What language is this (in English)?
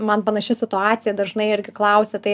Lithuanian